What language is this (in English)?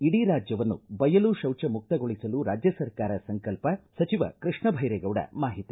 Kannada